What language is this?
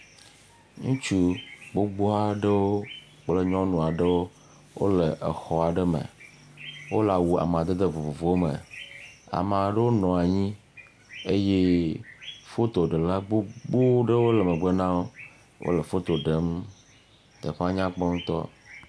Ewe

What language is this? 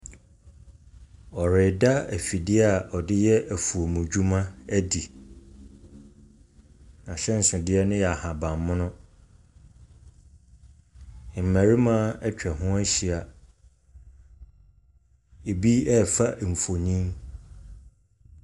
Akan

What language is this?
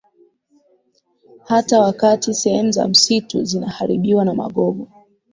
Swahili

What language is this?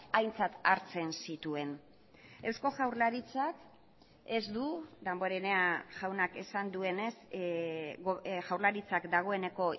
Basque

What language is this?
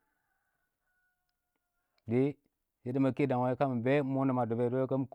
Awak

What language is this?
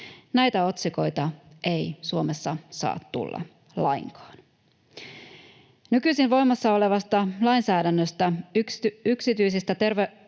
Finnish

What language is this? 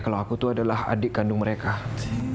Indonesian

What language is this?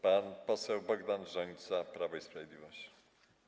Polish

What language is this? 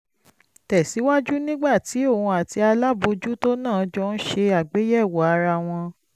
Yoruba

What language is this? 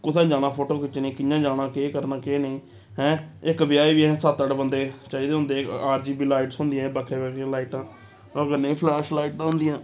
Dogri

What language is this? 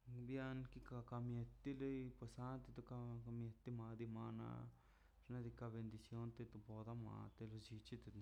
Mazaltepec Zapotec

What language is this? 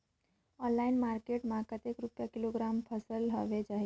Chhattisgarhi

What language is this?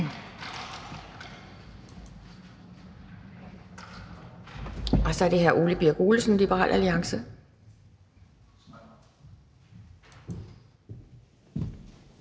Danish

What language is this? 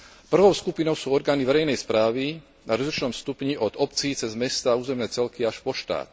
Slovak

